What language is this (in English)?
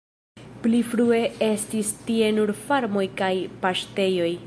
Esperanto